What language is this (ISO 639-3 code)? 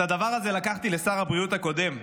heb